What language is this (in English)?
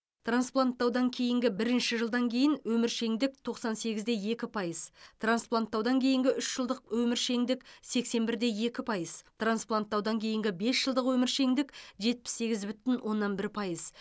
Kazakh